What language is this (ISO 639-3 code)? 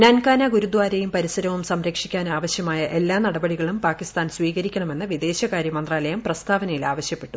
mal